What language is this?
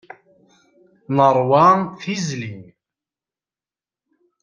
Kabyle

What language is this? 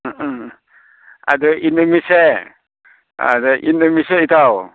Manipuri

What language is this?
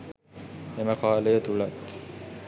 Sinhala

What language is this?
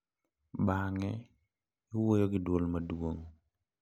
Luo (Kenya and Tanzania)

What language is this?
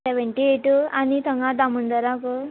Konkani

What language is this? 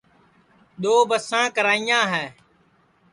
Sansi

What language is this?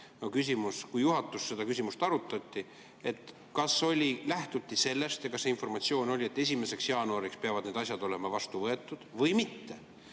Estonian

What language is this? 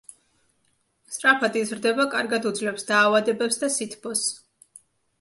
Georgian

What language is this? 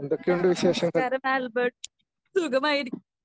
Malayalam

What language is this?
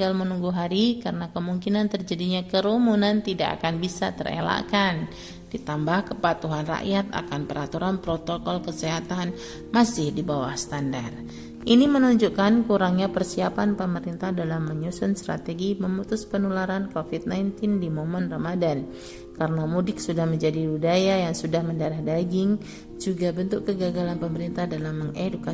Indonesian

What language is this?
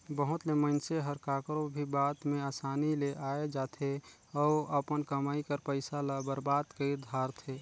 Chhattisgarhi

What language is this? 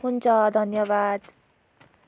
Nepali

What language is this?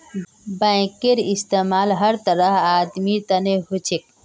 Magahi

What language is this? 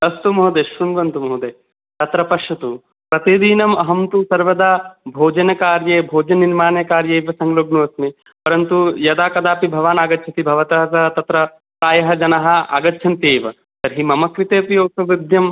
Sanskrit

